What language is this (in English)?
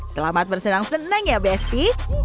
Indonesian